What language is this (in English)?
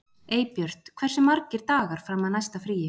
Icelandic